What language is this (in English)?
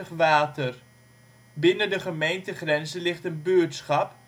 Dutch